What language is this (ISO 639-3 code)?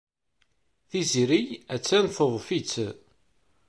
kab